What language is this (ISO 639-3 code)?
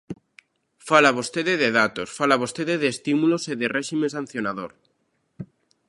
glg